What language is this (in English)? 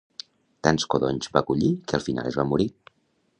Catalan